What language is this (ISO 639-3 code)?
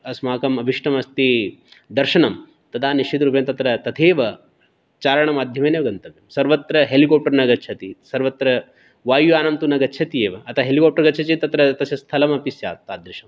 san